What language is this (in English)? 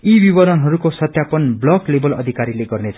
Nepali